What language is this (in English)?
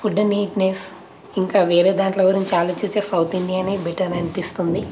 Telugu